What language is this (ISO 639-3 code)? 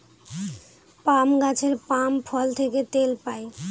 ben